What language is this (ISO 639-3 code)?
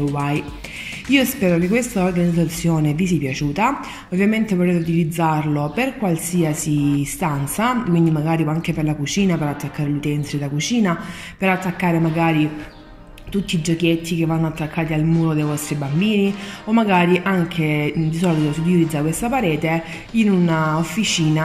ita